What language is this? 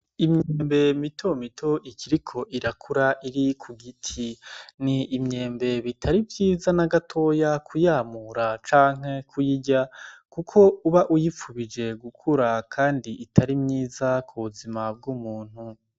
Rundi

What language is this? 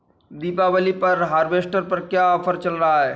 Hindi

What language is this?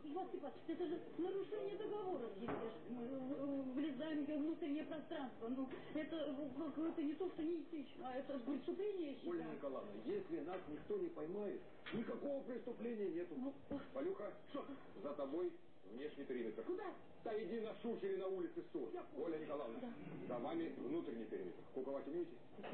Russian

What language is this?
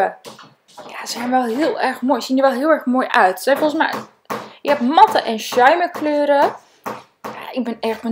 Dutch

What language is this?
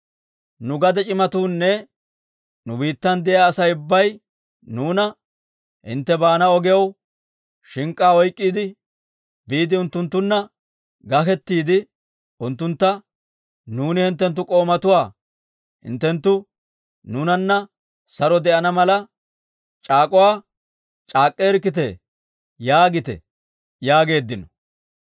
Dawro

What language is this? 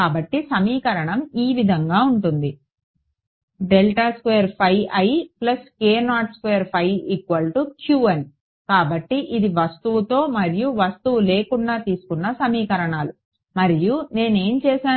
Telugu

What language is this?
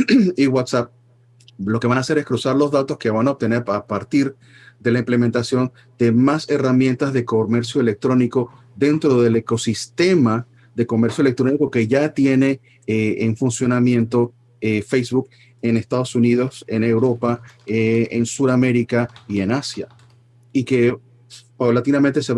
Spanish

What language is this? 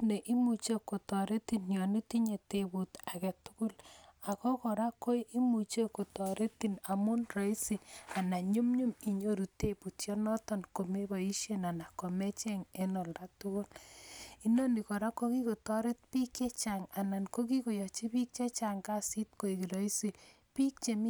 Kalenjin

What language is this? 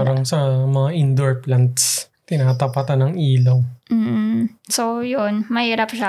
Filipino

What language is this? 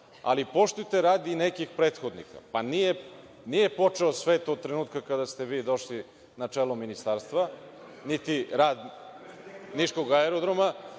Serbian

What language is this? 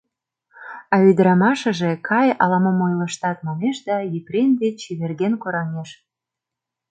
Mari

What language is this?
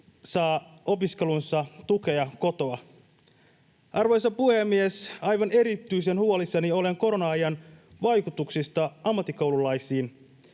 Finnish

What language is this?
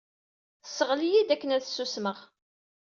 Kabyle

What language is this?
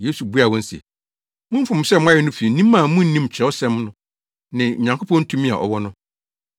Akan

